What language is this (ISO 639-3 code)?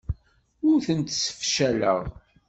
kab